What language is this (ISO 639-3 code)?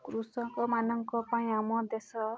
ori